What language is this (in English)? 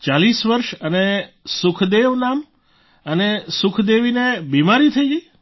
Gujarati